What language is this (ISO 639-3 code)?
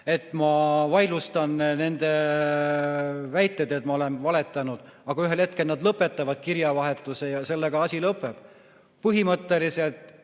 est